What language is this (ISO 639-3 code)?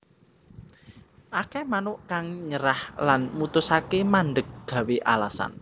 jav